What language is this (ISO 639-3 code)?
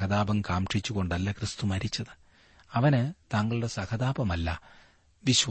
mal